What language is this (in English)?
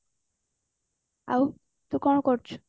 Odia